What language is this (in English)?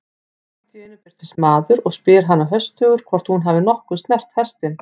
Icelandic